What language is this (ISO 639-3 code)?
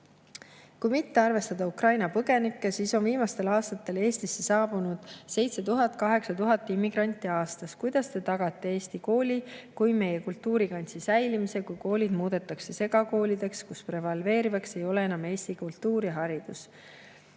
est